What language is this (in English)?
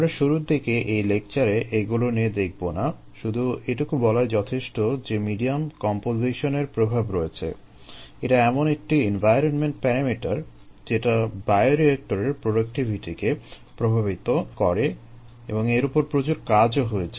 Bangla